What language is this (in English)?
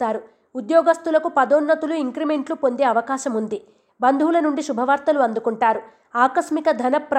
Telugu